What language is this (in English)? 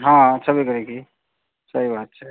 Maithili